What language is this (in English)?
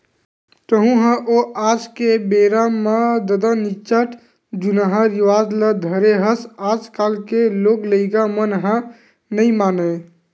Chhattisgarhi